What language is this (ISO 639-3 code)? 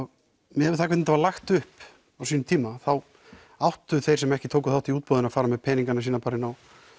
isl